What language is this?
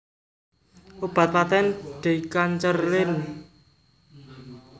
Javanese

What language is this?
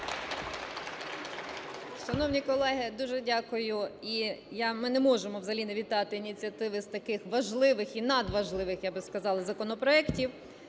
Ukrainian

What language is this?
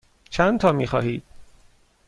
Persian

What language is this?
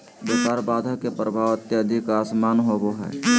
Magahi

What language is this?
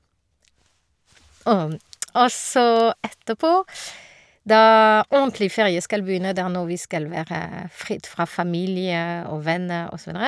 Norwegian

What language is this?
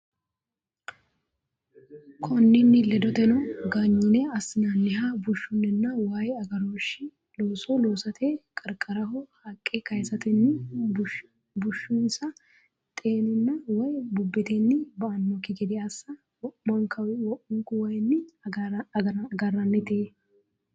Sidamo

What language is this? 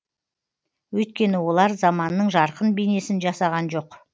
Kazakh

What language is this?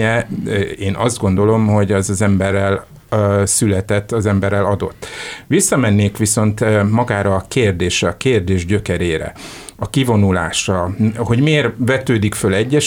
Hungarian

